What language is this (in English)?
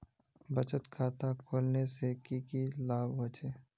Magahi